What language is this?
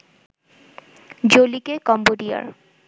Bangla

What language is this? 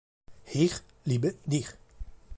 Italian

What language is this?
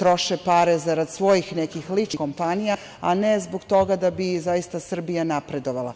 Serbian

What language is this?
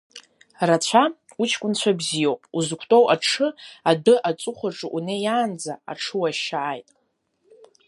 Abkhazian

